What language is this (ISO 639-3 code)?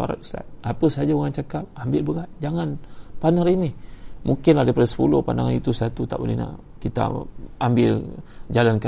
msa